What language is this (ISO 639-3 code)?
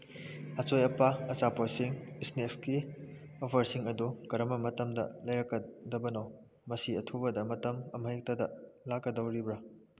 mni